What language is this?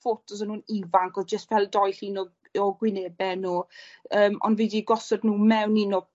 Welsh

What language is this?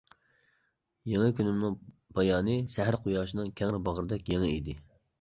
Uyghur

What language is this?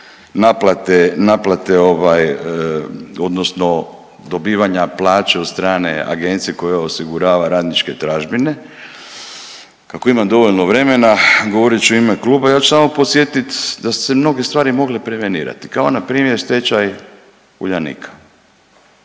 Croatian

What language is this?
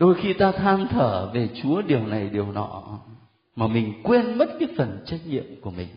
Vietnamese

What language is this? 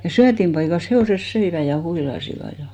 Finnish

